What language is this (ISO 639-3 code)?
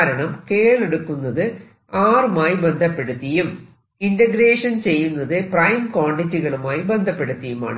mal